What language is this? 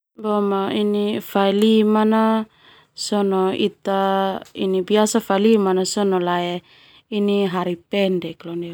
Termanu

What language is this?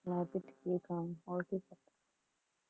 Punjabi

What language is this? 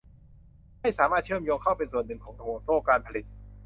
Thai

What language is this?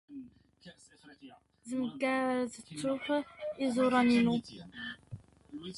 Standard Moroccan Tamazight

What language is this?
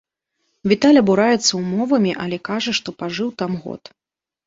Belarusian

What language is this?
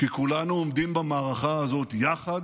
Hebrew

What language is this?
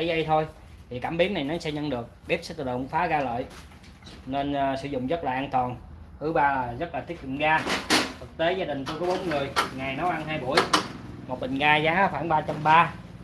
Vietnamese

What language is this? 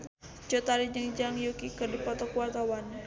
Sundanese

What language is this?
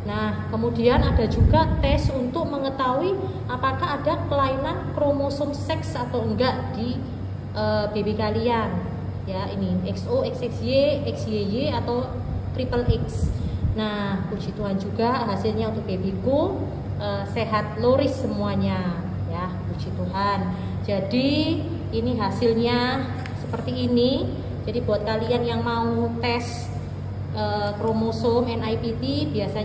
Indonesian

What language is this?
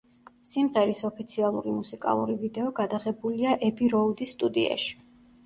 Georgian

